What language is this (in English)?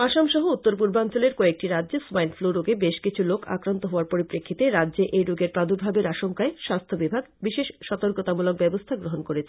Bangla